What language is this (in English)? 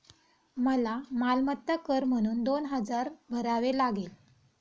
Marathi